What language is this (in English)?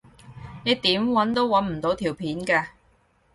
Cantonese